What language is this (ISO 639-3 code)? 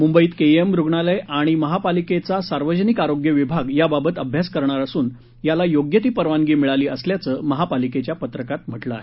mar